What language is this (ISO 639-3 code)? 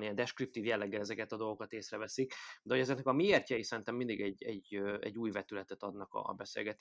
hun